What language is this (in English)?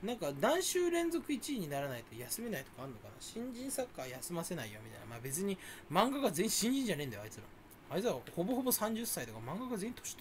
Japanese